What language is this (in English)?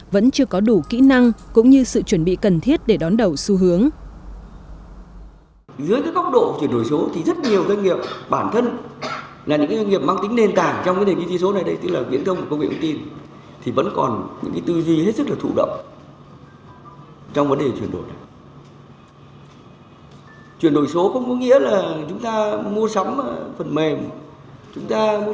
Vietnamese